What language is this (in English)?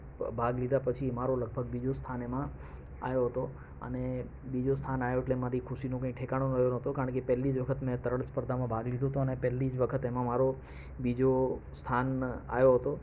Gujarati